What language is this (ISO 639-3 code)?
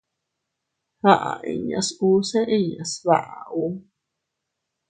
cut